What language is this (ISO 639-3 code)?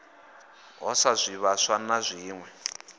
ven